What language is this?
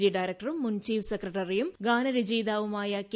Malayalam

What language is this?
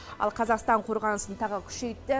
Kazakh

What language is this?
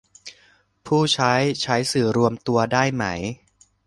Thai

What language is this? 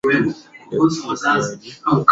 Swahili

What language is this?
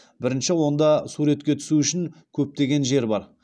Kazakh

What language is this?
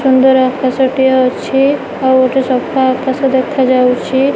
Odia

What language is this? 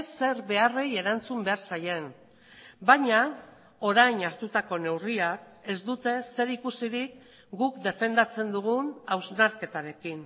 Basque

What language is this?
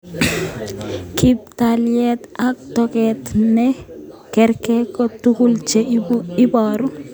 Kalenjin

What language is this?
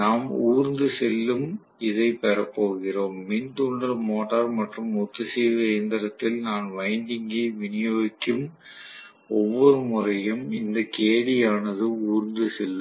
Tamil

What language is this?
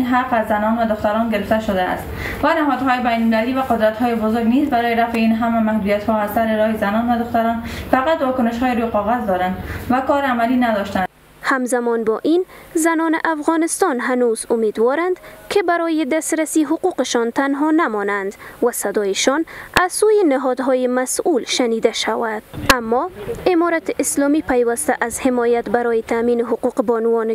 Persian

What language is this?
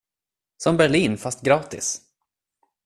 Swedish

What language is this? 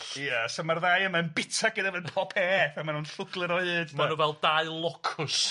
Welsh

